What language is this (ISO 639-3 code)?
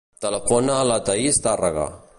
cat